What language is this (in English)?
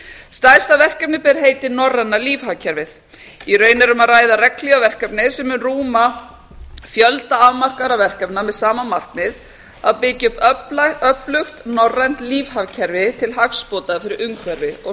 Icelandic